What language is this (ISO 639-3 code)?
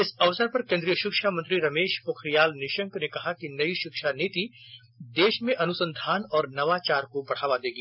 hin